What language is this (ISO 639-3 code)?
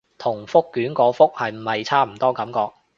yue